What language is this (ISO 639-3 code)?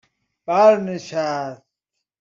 fas